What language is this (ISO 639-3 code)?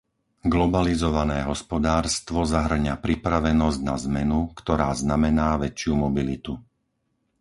slk